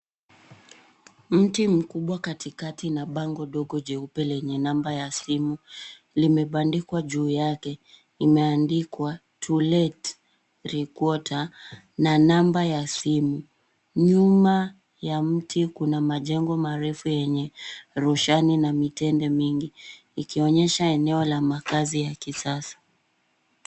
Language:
Swahili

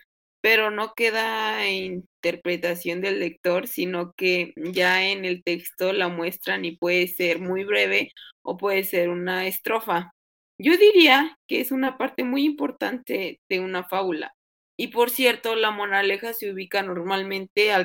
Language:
Spanish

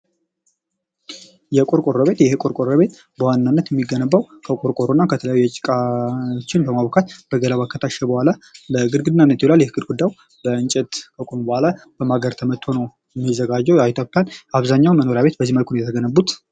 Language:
Amharic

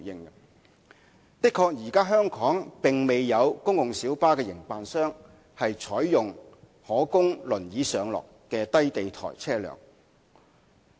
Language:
Cantonese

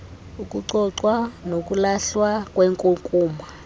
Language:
Xhosa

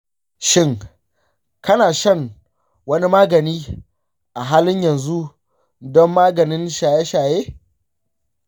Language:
Hausa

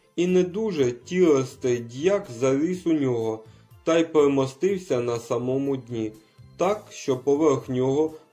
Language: Ukrainian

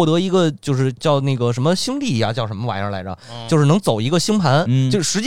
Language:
Chinese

